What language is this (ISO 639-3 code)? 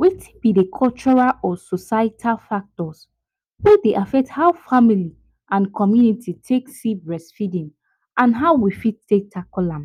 pcm